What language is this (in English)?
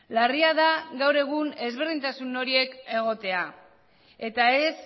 Basque